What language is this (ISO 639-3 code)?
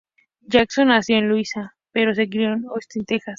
spa